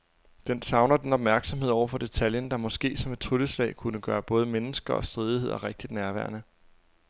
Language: Danish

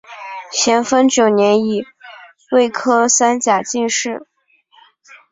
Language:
Chinese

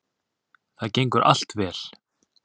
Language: Icelandic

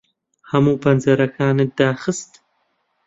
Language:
Central Kurdish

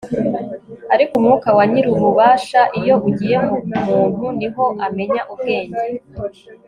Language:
Kinyarwanda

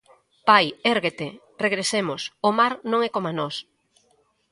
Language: Galician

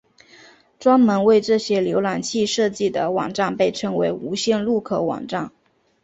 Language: Chinese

